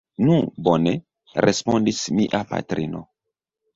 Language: Esperanto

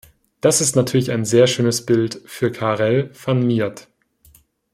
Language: German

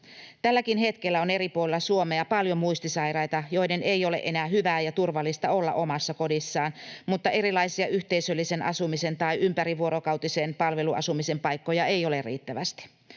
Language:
Finnish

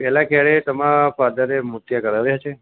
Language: Gujarati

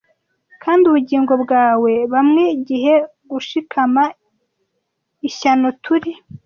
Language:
Kinyarwanda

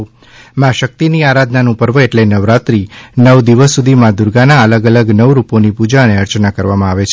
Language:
Gujarati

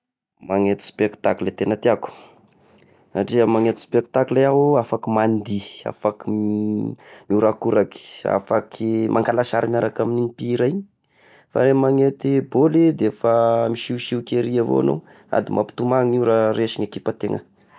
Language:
Tesaka Malagasy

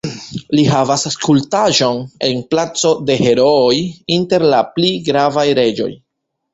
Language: Esperanto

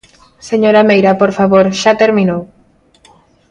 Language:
Galician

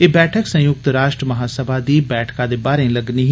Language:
Dogri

